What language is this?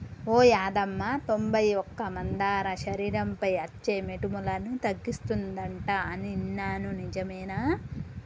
Telugu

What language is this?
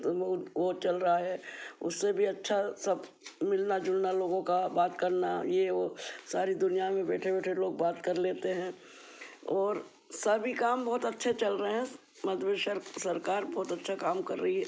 Hindi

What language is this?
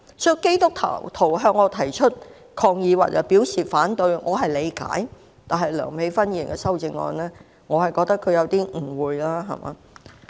Cantonese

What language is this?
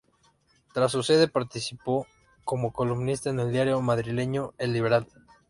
Spanish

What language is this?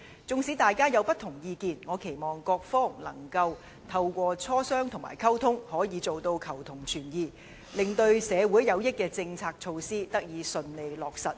Cantonese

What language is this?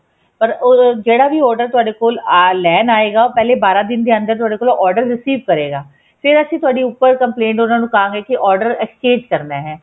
Punjabi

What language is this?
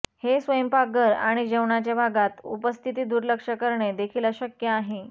Marathi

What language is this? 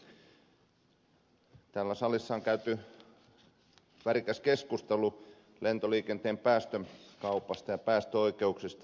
Finnish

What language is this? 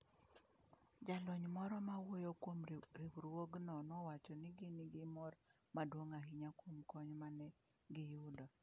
Luo (Kenya and Tanzania)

